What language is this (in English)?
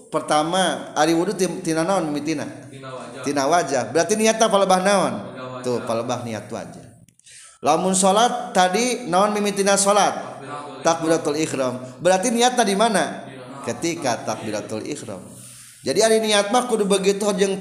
Indonesian